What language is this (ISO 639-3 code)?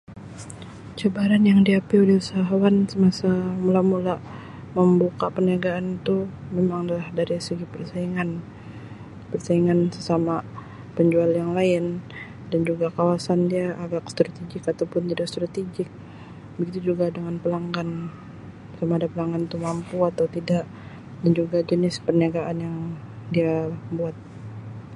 msi